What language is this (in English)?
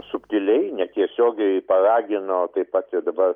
Lithuanian